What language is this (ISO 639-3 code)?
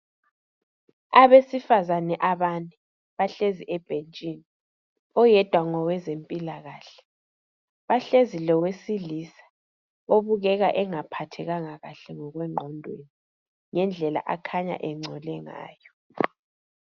nde